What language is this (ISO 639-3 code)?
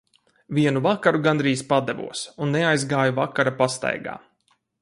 lav